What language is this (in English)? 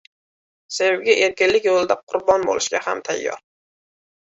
Uzbek